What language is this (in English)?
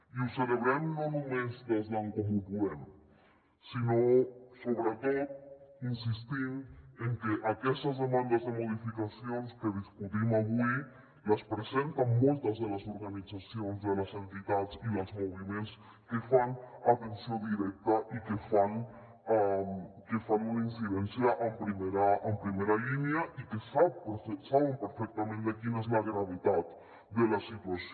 Catalan